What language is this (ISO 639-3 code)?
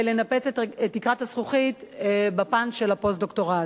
heb